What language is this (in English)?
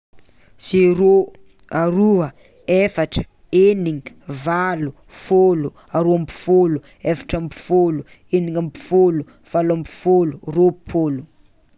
Tsimihety Malagasy